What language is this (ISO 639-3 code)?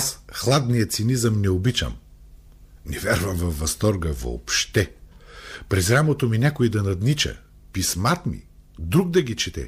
bul